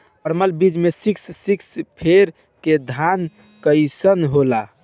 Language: Bhojpuri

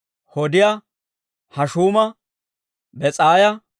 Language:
Dawro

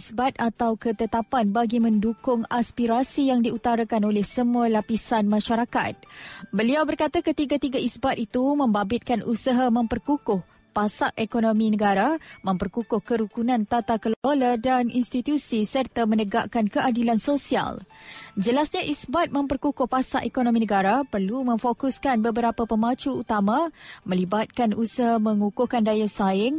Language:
Malay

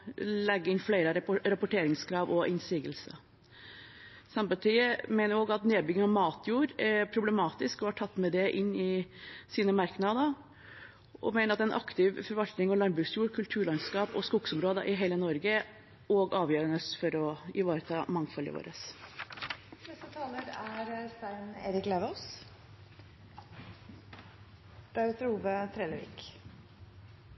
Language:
Norwegian Bokmål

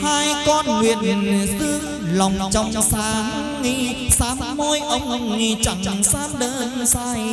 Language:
Vietnamese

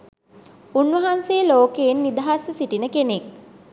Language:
Sinhala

